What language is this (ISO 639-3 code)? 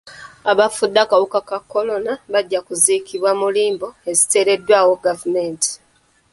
lug